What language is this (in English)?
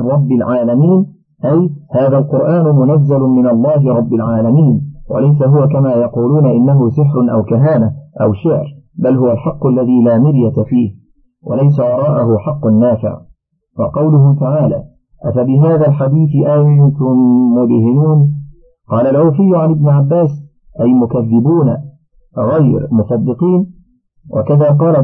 Arabic